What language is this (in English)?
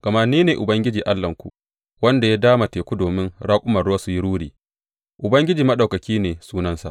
Hausa